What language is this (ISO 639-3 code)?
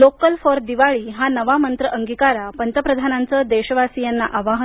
mar